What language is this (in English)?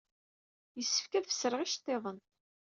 Kabyle